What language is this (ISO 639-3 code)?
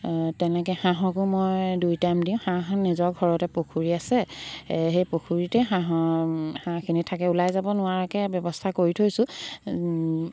asm